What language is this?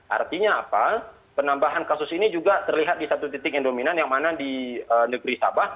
Indonesian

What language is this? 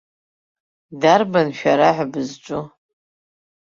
Abkhazian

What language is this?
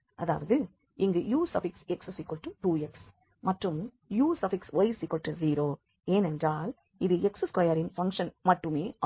Tamil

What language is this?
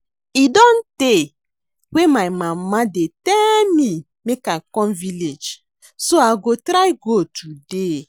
Nigerian Pidgin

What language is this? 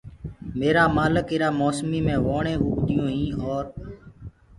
Gurgula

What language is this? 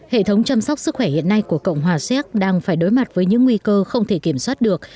Vietnamese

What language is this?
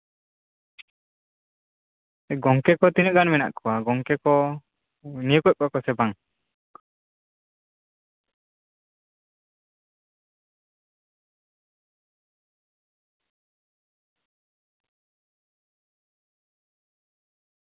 Santali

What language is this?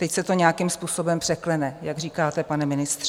Czech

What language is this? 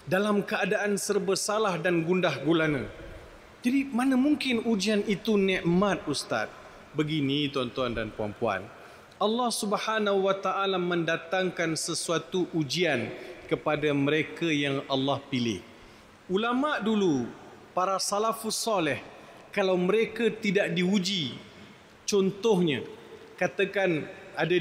Malay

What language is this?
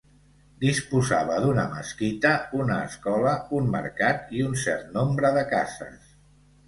Catalan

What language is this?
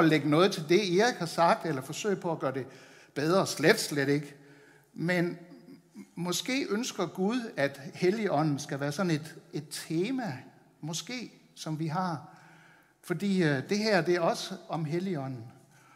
Danish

